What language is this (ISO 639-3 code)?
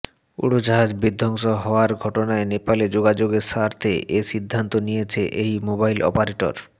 ben